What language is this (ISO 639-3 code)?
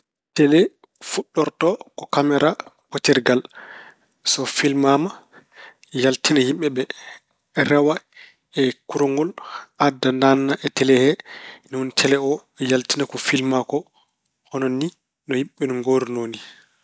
ful